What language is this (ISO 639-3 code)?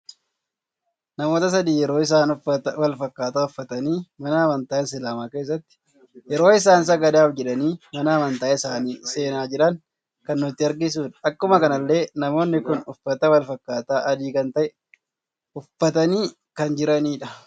orm